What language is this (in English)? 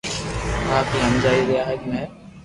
Loarki